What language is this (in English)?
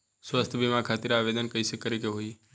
Bhojpuri